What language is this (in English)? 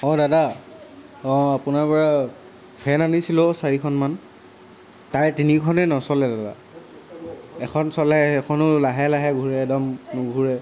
Assamese